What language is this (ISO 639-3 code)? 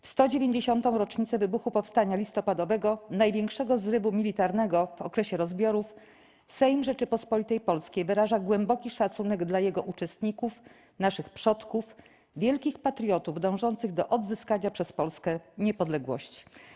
pol